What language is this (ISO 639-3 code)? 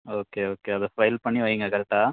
tam